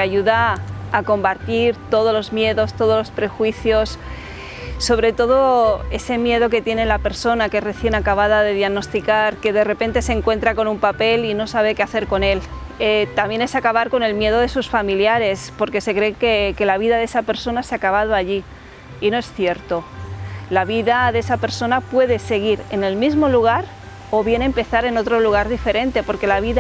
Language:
Spanish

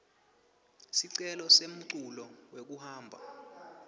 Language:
Swati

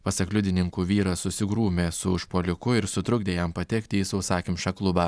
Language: Lithuanian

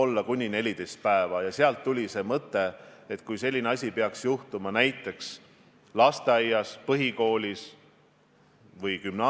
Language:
Estonian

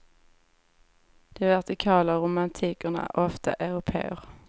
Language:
Swedish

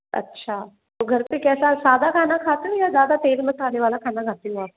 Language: Hindi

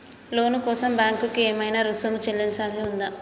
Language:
Telugu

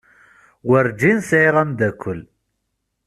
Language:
Kabyle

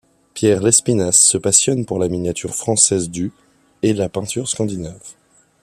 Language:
French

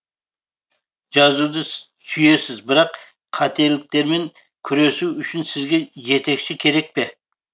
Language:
Kazakh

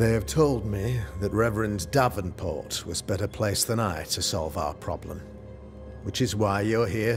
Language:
English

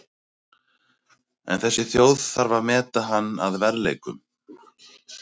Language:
Icelandic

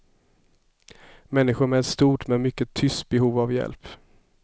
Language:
Swedish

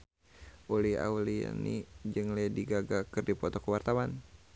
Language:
Sundanese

